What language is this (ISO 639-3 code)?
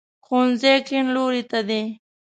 pus